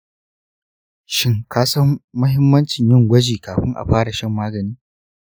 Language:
Hausa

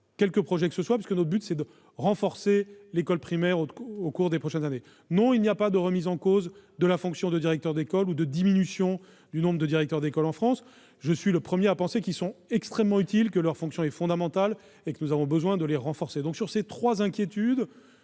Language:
French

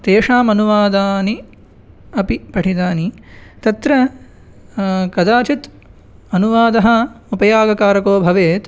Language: Sanskrit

